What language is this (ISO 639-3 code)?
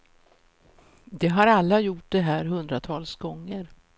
swe